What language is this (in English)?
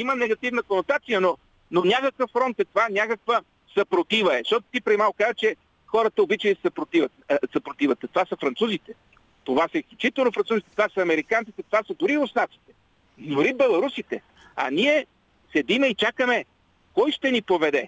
Bulgarian